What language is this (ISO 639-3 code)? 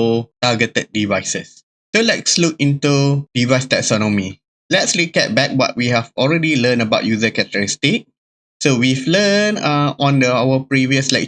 eng